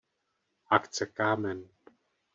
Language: Czech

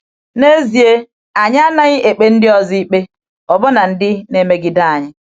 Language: Igbo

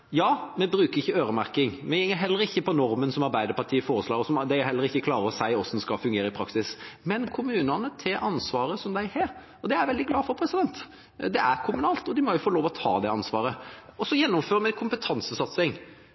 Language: Norwegian Bokmål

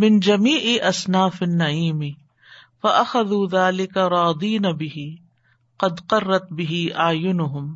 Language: Urdu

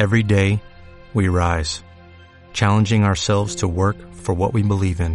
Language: Spanish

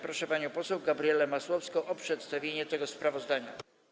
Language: Polish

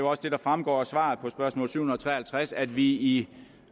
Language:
Danish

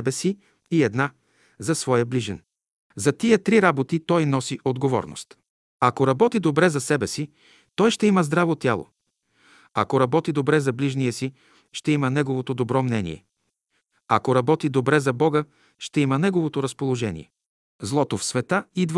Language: Bulgarian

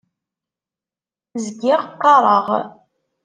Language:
Kabyle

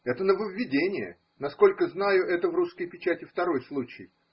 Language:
Russian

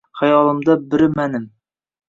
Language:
Uzbek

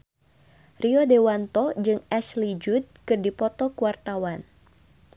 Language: Sundanese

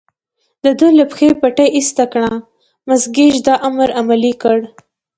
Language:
Pashto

